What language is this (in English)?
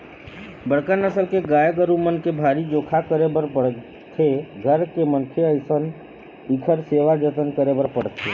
Chhattisgarhi